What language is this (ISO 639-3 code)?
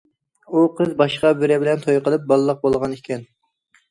uig